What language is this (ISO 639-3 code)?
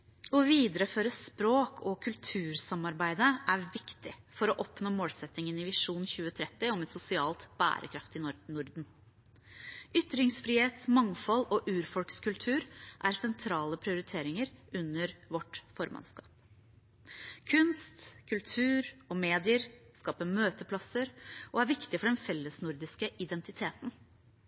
nob